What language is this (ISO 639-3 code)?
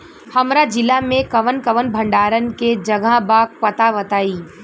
bho